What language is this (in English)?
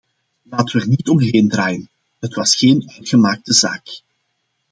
Dutch